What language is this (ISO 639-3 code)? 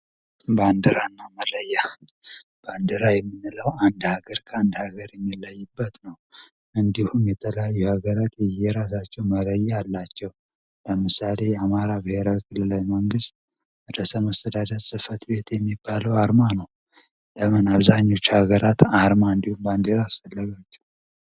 amh